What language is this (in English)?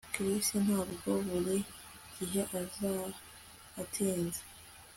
Kinyarwanda